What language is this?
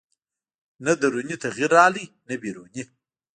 Pashto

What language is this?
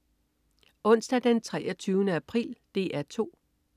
Danish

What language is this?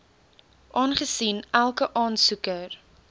Afrikaans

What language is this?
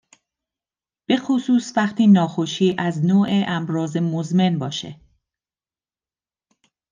Persian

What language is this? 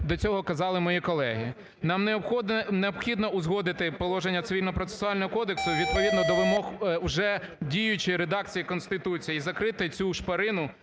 Ukrainian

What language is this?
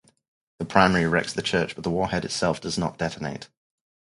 English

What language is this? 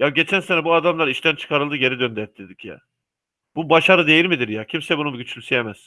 Turkish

